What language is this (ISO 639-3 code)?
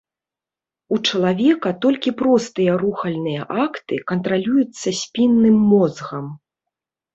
bel